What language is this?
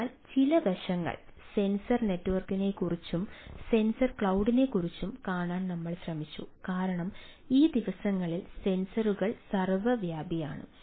Malayalam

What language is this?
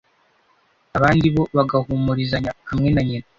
Kinyarwanda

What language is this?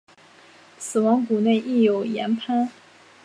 Chinese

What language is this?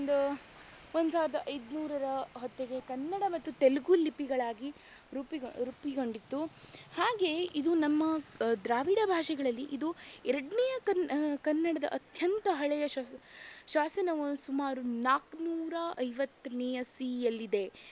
Kannada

